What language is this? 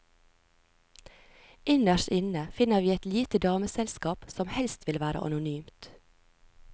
Norwegian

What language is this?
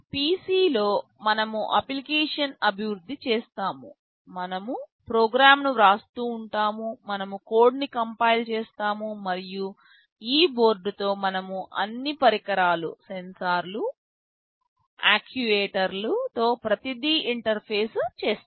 Telugu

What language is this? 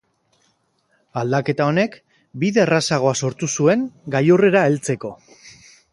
Basque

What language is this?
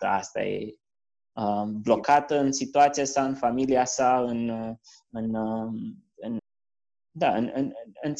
Romanian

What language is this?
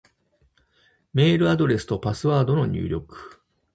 Japanese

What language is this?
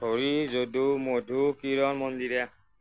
Assamese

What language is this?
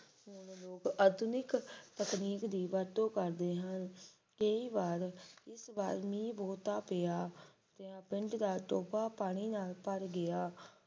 Punjabi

